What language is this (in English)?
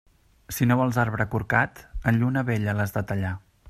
Catalan